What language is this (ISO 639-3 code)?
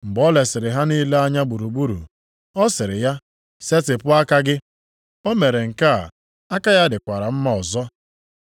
ibo